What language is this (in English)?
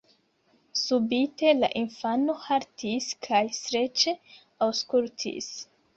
Esperanto